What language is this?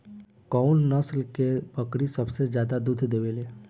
Bhojpuri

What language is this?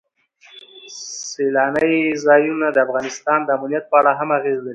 Pashto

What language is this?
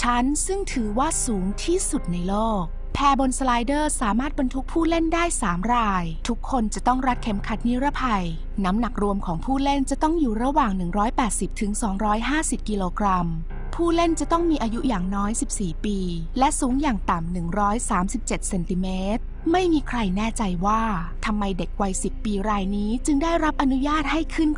Thai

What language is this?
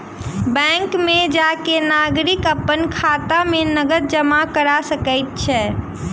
Maithili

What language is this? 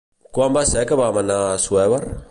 Catalan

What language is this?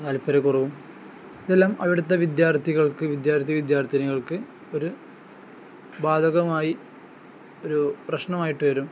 Malayalam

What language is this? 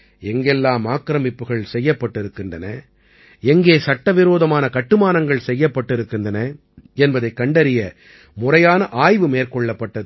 Tamil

